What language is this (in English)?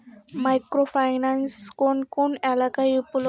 Bangla